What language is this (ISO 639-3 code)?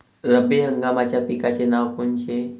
mar